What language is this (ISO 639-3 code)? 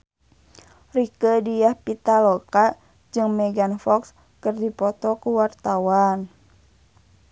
sun